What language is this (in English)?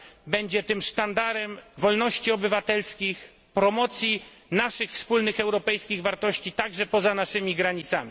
Polish